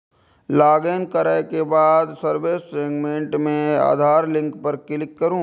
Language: Maithili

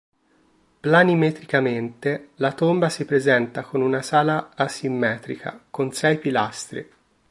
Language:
Italian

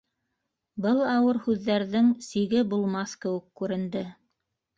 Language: Bashkir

